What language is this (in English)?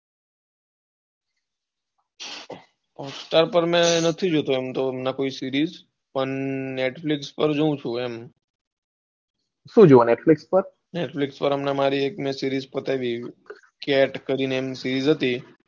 Gujarati